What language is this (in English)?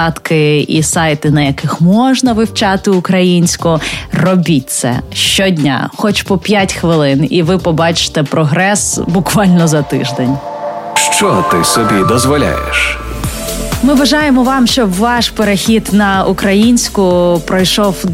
Ukrainian